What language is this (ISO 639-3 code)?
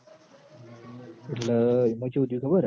guj